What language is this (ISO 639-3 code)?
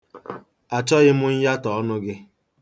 ibo